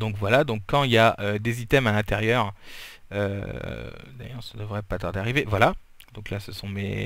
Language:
French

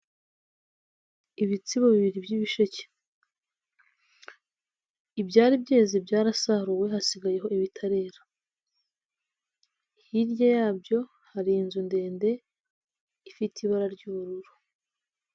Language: Kinyarwanda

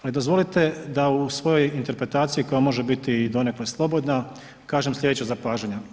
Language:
Croatian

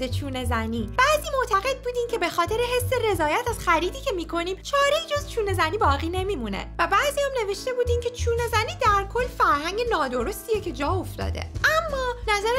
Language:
Persian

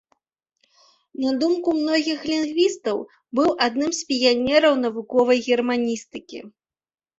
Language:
Belarusian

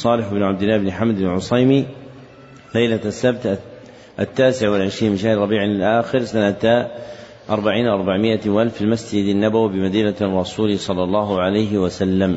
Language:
Arabic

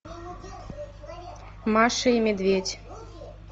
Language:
Russian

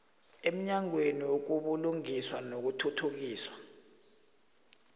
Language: South Ndebele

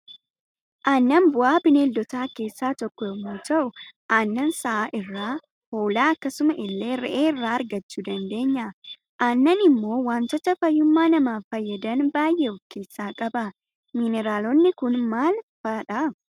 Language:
Oromo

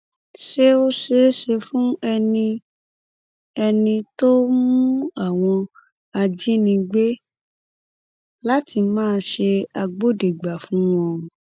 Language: Yoruba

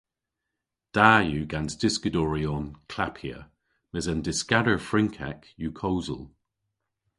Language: Cornish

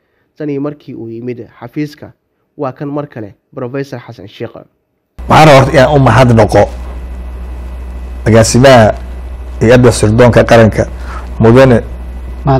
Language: Arabic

